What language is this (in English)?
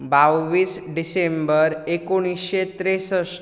Konkani